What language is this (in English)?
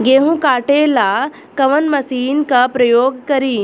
Bhojpuri